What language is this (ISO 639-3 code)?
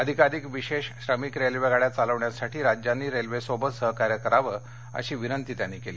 mar